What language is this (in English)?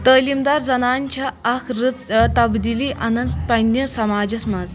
Kashmiri